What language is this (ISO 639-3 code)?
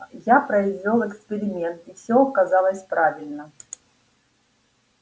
rus